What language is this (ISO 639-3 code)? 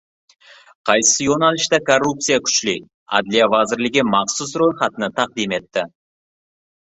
uzb